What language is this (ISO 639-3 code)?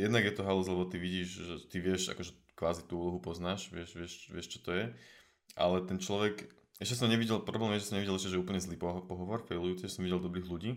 slk